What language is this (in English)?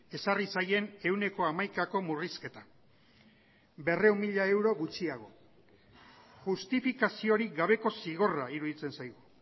Basque